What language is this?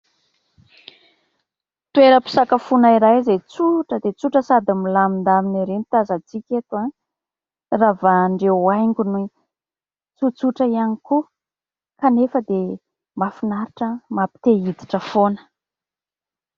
Malagasy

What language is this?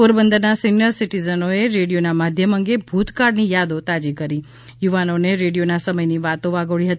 Gujarati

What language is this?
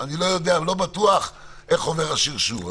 Hebrew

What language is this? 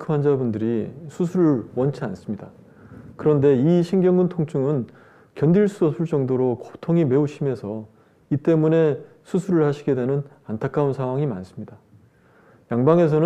Korean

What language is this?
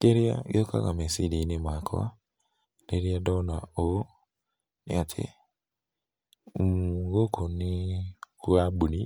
Kikuyu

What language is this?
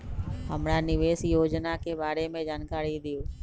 Magahi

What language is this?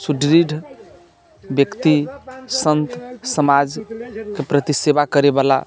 Maithili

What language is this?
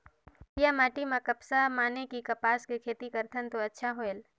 Chhattisgarhi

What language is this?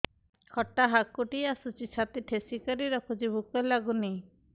Odia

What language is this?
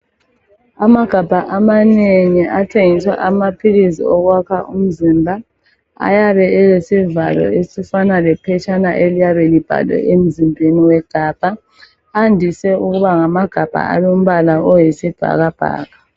North Ndebele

